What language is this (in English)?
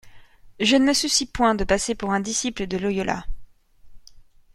French